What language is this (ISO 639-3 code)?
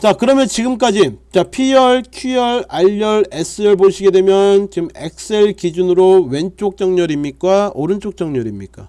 kor